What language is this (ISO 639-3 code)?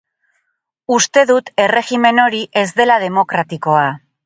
eus